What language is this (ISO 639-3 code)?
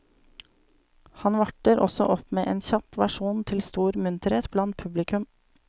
nor